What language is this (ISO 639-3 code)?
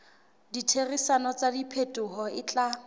sot